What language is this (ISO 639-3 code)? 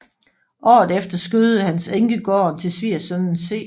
dan